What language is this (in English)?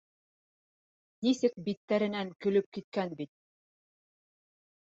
Bashkir